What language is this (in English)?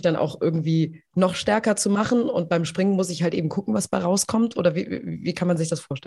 German